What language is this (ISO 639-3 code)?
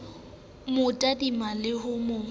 sot